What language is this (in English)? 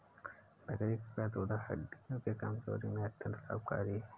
Hindi